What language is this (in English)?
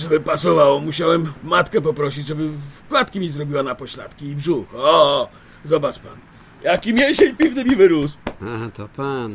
Polish